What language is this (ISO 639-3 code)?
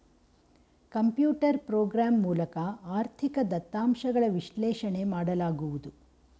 kan